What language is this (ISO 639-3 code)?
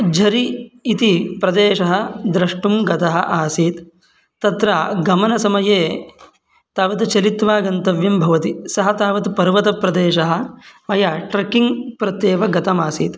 san